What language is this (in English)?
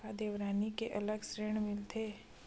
Chhattisgarhi